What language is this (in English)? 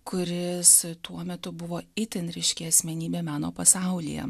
Lithuanian